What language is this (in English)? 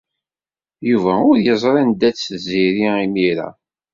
Kabyle